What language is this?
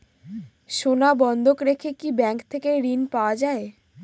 Bangla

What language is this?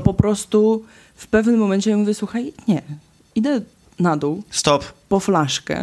Polish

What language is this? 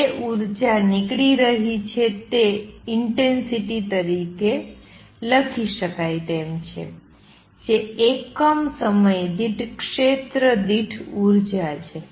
Gujarati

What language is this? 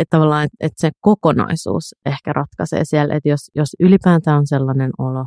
Finnish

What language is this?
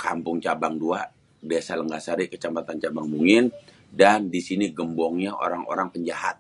Betawi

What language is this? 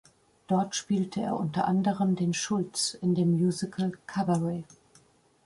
German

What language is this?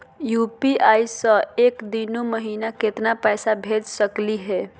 Magahi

